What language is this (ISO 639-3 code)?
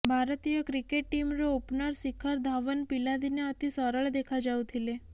ori